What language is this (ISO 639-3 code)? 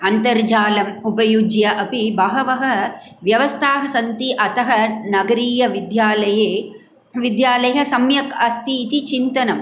san